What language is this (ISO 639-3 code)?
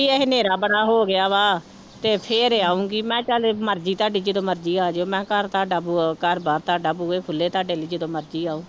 pan